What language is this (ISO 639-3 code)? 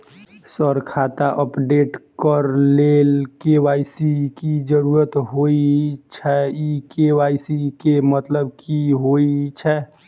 mai